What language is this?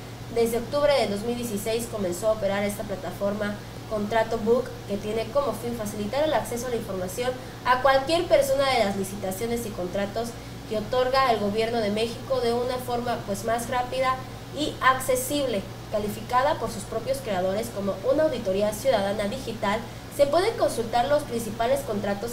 Spanish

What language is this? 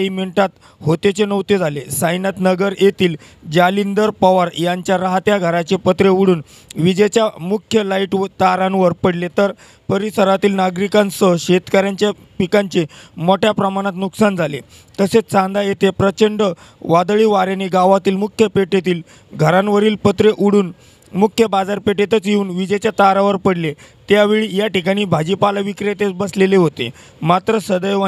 Romanian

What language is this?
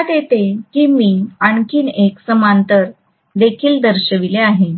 Marathi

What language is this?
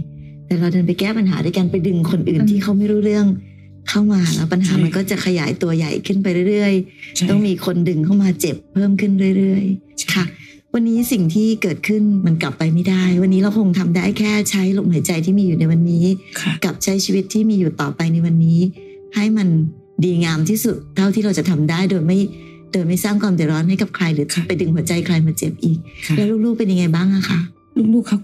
Thai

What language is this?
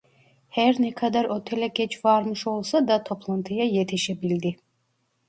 Turkish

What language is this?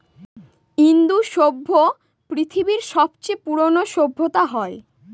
Bangla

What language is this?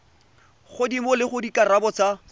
Tswana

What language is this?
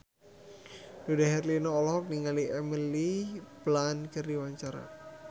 Sundanese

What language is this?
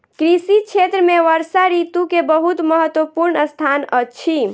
Maithili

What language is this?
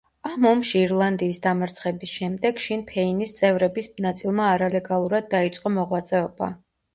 Georgian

